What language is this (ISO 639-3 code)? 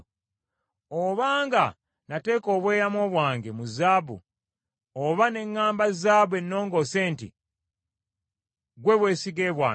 lug